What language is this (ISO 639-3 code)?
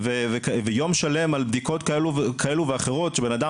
heb